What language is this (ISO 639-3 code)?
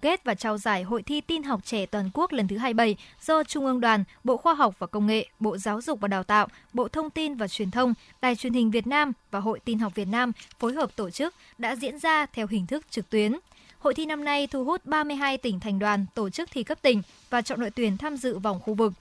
vie